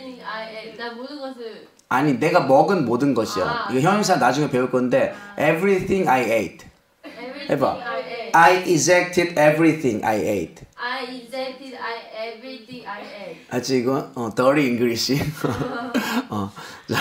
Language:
Korean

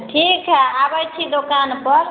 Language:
Maithili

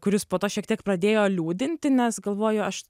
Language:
Lithuanian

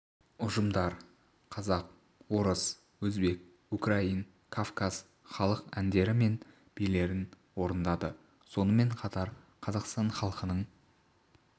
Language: Kazakh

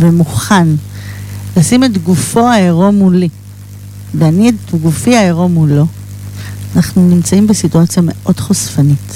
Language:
Hebrew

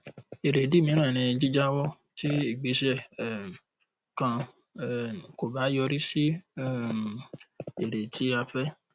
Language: Yoruba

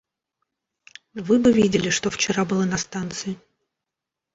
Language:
Russian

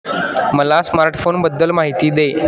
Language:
Marathi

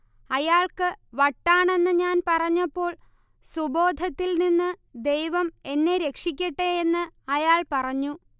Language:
Malayalam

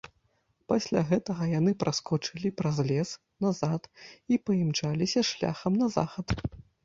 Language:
Belarusian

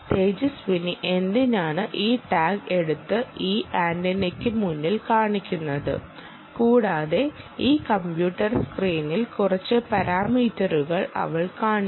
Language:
Malayalam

